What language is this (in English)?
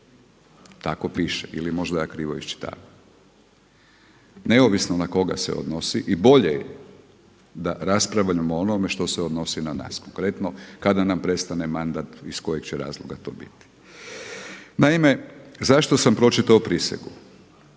Croatian